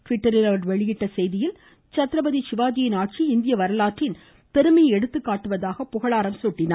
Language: Tamil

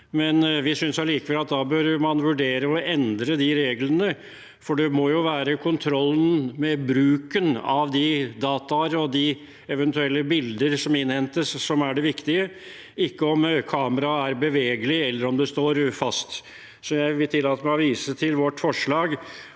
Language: Norwegian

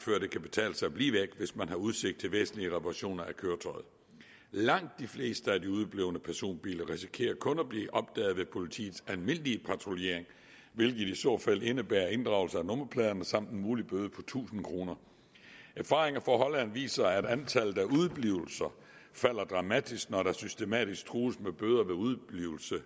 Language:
Danish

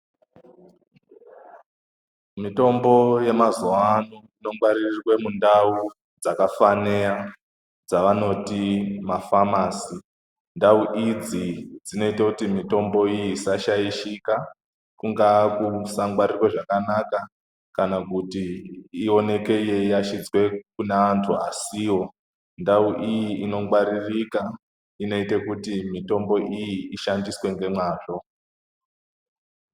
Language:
Ndau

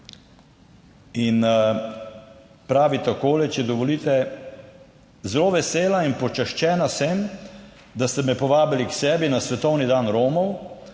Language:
Slovenian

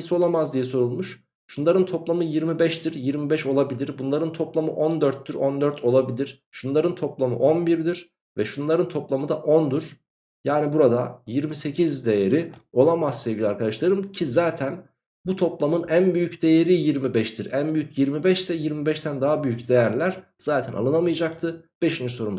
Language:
Turkish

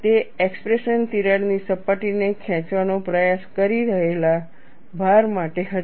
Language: Gujarati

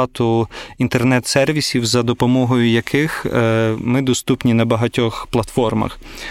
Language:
Ukrainian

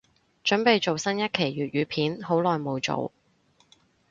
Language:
Cantonese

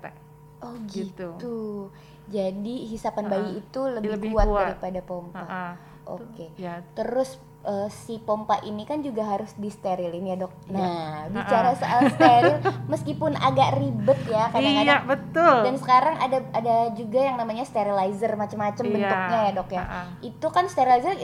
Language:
Indonesian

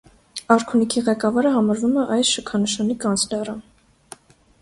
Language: Armenian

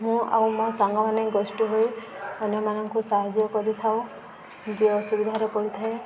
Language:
Odia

